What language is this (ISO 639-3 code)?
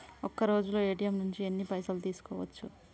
tel